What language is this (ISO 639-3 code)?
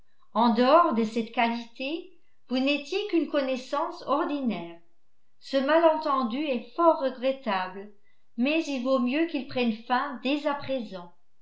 fra